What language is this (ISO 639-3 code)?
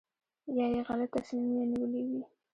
pus